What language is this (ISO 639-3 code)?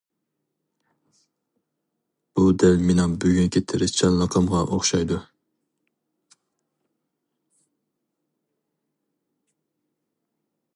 uig